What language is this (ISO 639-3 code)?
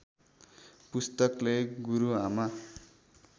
nep